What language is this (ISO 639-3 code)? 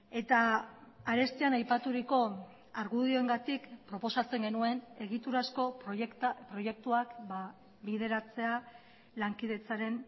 eus